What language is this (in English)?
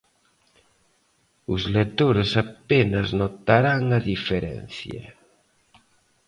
Galician